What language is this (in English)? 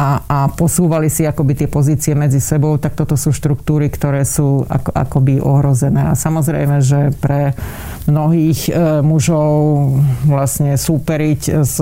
Slovak